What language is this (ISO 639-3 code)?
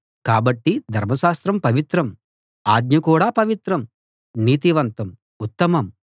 tel